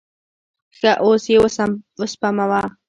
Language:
Pashto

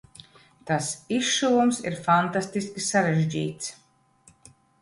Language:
Latvian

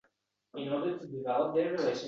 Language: Uzbek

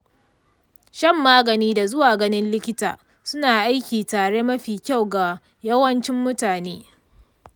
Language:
Hausa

